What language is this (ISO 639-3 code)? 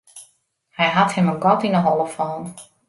fry